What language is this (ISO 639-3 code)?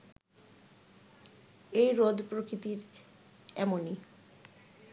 ben